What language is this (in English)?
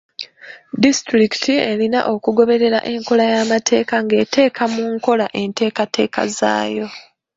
Ganda